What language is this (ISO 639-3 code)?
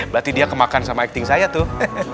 ind